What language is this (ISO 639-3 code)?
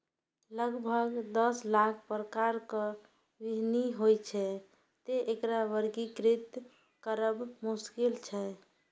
mai